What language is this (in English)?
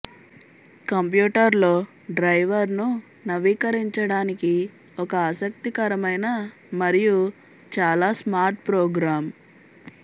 Telugu